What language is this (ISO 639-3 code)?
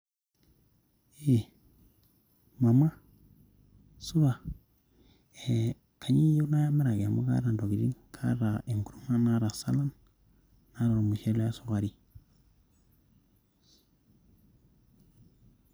mas